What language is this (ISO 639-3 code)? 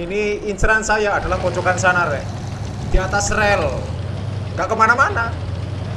ind